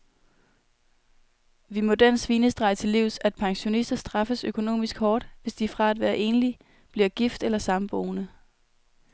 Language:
Danish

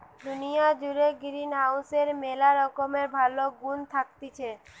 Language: Bangla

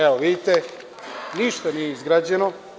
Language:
Serbian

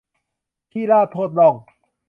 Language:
Thai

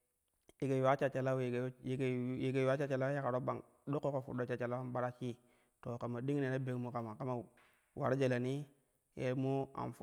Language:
Kushi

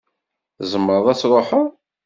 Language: Kabyle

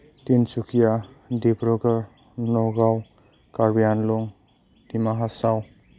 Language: Bodo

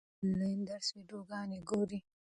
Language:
Pashto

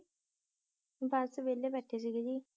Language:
Punjabi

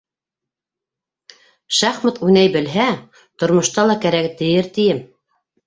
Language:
Bashkir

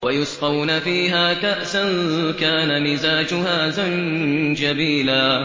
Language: Arabic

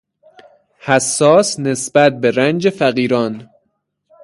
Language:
Persian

